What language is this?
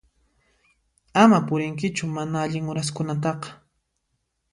Puno Quechua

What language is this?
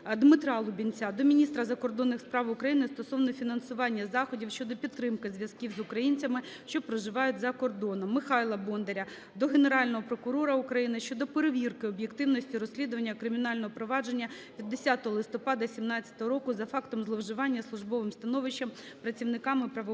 Ukrainian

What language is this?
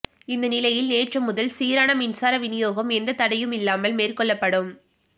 Tamil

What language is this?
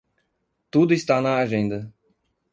Portuguese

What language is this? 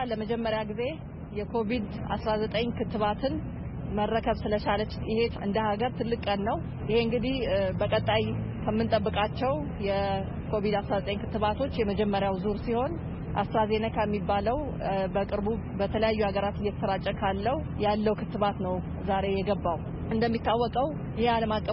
Amharic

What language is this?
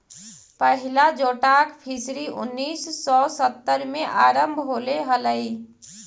Magahi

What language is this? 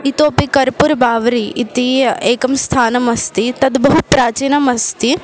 Sanskrit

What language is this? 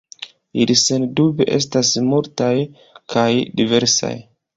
Esperanto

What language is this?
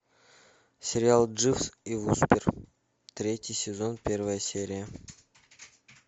Russian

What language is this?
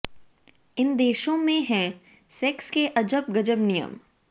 Hindi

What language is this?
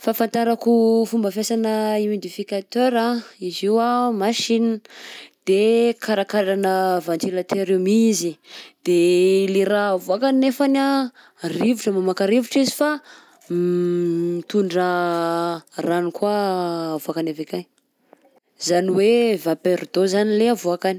Southern Betsimisaraka Malagasy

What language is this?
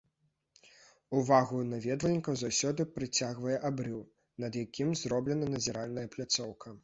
Belarusian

